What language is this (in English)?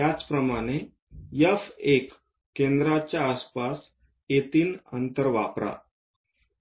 Marathi